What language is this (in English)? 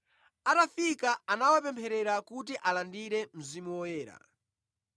Nyanja